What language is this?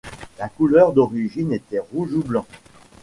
French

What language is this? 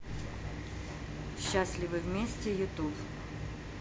Russian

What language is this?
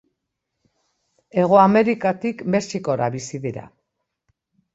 Basque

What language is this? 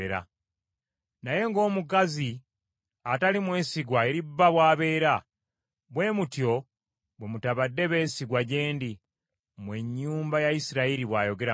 Ganda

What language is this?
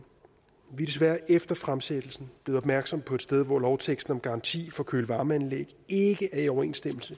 Danish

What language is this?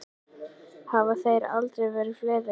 Icelandic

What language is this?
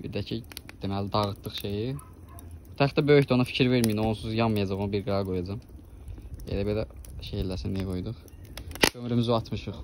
Turkish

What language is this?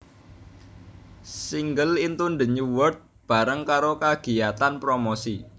Javanese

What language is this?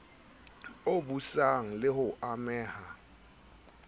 Southern Sotho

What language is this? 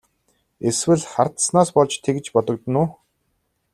Mongolian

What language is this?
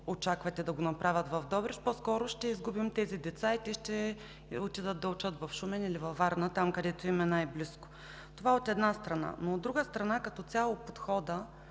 Bulgarian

